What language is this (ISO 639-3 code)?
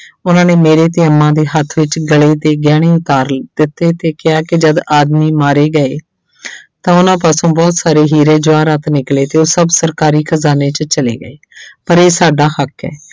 pan